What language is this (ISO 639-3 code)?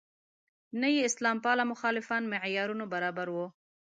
pus